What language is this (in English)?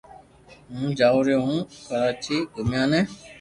Loarki